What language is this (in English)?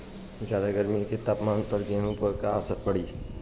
Bhojpuri